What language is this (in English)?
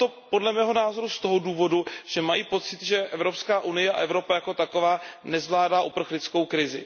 Czech